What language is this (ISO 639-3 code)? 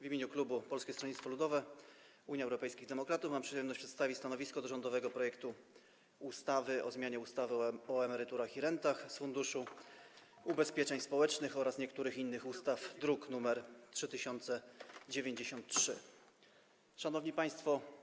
pol